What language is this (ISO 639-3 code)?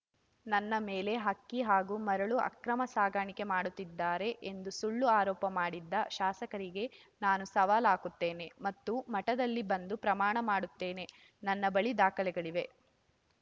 kan